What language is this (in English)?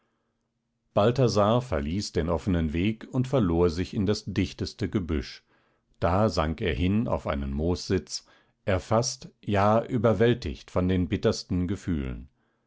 German